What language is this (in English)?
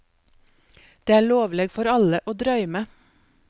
Norwegian